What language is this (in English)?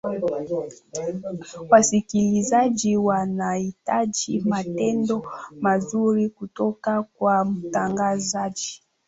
Swahili